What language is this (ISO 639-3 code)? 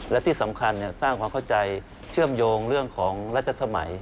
tha